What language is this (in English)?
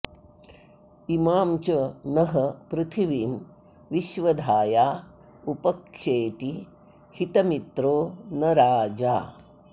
Sanskrit